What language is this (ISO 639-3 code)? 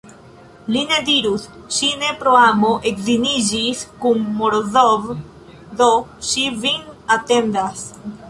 epo